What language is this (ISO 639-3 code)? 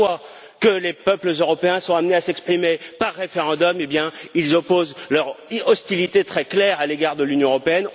fra